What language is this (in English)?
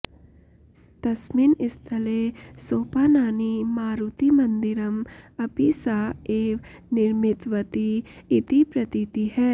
Sanskrit